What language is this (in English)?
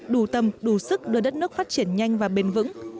Vietnamese